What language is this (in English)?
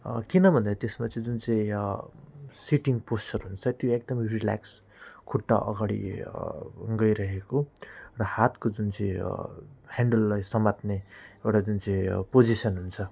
Nepali